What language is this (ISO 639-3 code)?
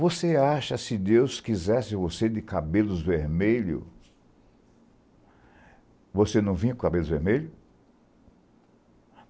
por